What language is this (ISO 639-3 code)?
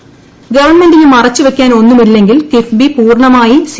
mal